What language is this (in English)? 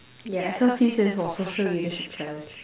English